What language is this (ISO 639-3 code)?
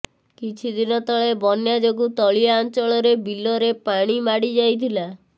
ori